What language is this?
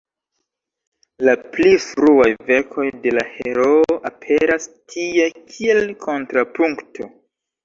Esperanto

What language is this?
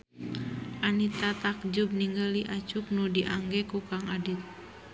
Sundanese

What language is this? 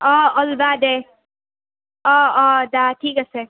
Assamese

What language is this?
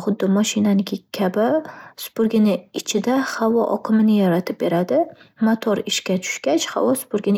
Uzbek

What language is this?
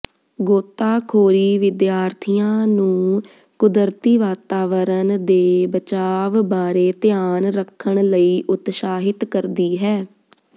Punjabi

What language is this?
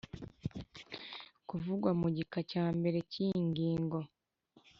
Kinyarwanda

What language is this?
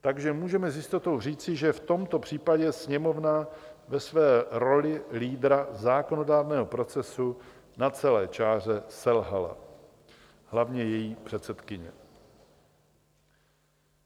Czech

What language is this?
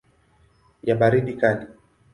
Swahili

